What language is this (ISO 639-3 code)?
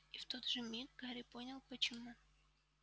rus